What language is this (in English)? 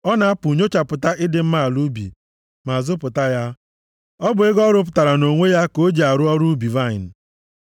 Igbo